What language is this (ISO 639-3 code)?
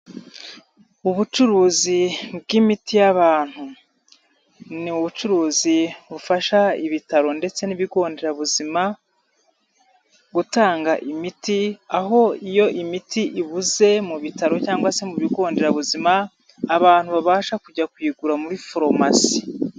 kin